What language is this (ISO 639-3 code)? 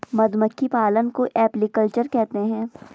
hin